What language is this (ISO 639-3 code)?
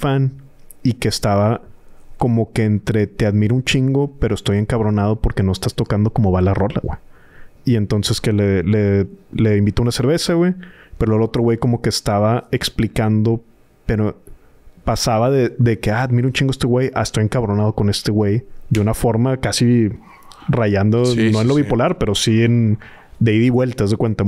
spa